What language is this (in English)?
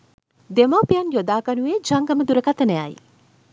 Sinhala